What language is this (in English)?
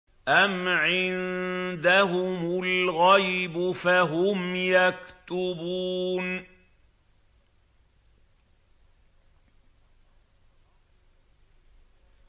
Arabic